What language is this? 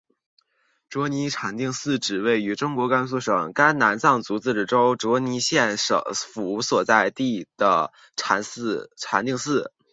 Chinese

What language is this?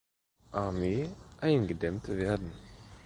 German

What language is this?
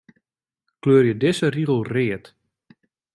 Western Frisian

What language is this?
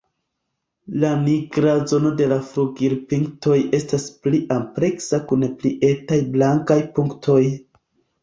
Esperanto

